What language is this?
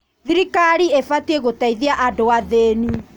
Kikuyu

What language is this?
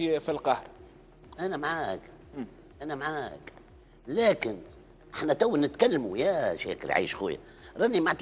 Arabic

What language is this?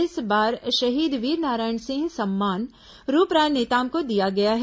Hindi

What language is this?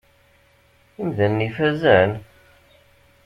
Kabyle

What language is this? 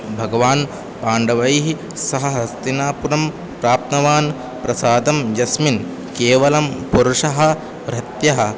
Sanskrit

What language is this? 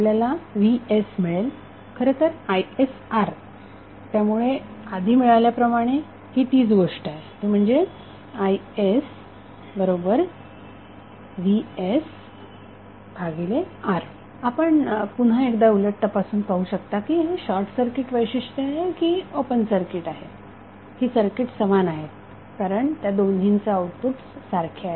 Marathi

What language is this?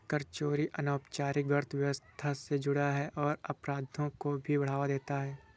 Hindi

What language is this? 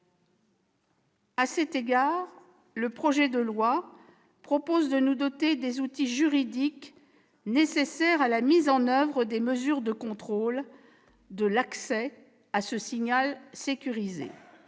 French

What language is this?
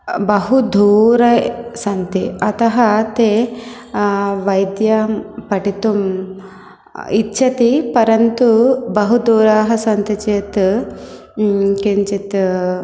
Sanskrit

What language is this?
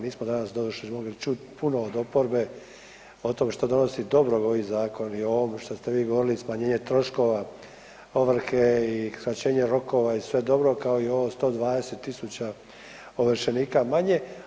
Croatian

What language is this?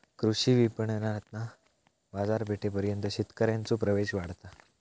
Marathi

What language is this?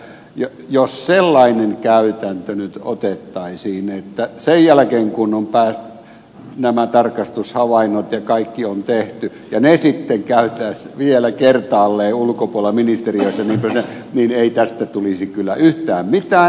Finnish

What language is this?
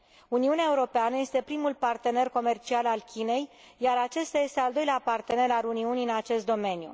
Romanian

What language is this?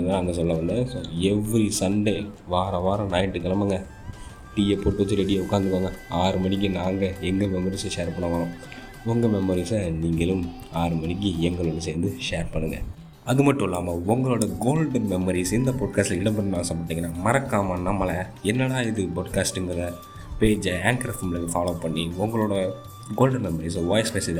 Tamil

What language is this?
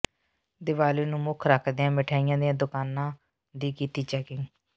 Punjabi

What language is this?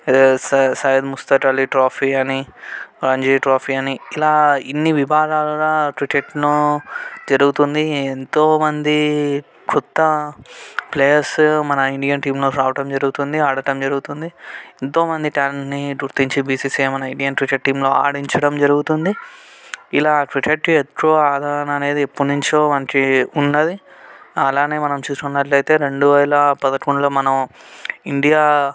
Telugu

